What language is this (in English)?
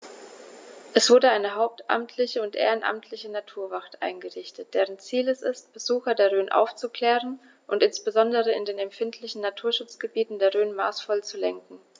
German